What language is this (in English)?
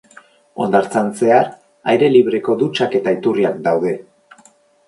Basque